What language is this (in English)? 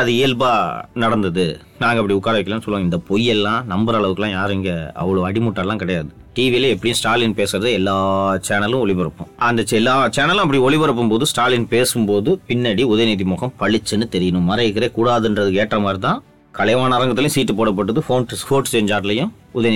Tamil